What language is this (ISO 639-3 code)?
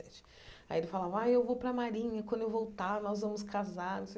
por